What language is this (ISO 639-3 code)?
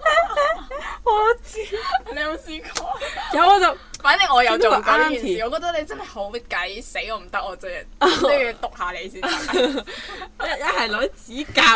zho